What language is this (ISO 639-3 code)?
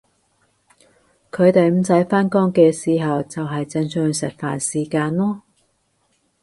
yue